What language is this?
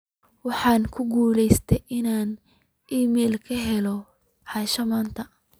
Somali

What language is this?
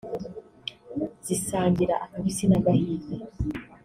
Kinyarwanda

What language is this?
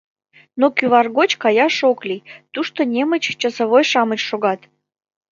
Mari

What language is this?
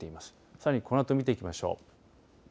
Japanese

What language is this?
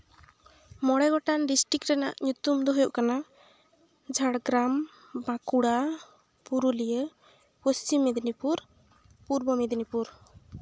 Santali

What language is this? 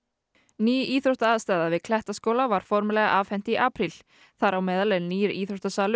Icelandic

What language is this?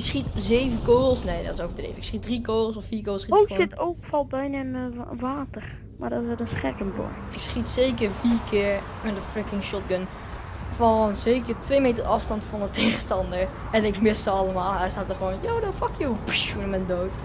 Dutch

